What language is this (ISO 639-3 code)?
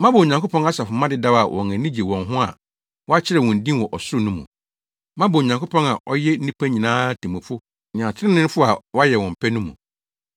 aka